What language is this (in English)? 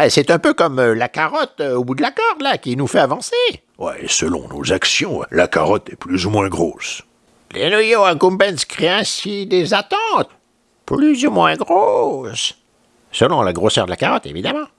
French